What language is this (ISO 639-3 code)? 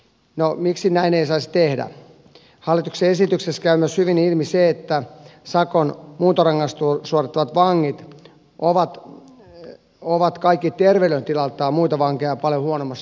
fin